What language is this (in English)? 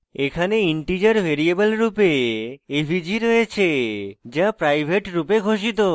Bangla